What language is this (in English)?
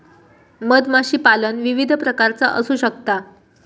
Marathi